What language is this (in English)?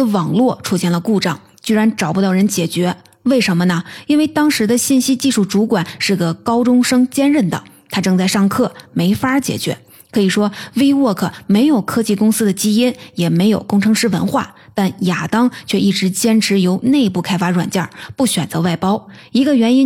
Chinese